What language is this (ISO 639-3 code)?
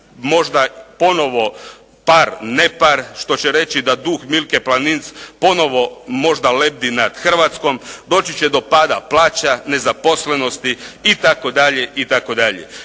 hrv